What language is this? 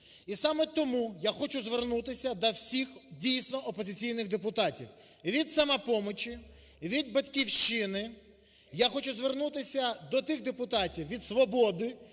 Ukrainian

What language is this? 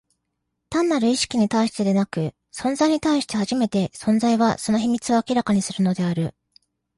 Japanese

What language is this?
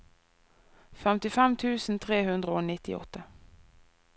Norwegian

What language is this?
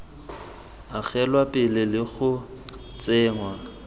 Tswana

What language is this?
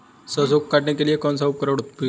Hindi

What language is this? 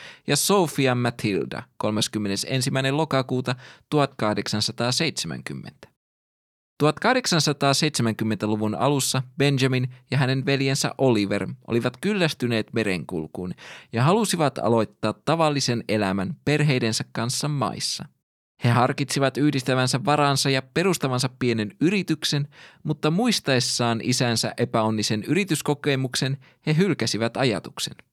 Finnish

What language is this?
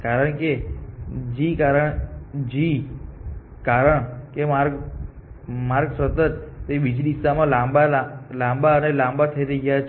Gujarati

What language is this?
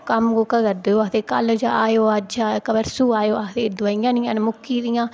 Dogri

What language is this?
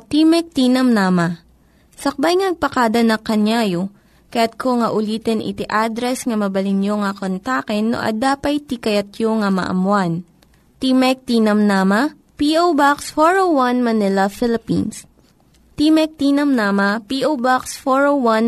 Filipino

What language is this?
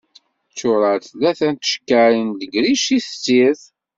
Kabyle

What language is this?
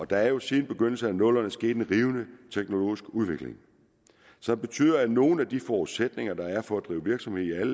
Danish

